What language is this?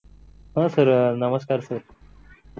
Marathi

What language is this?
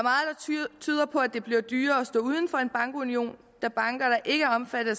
Danish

